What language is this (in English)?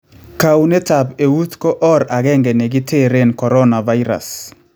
Kalenjin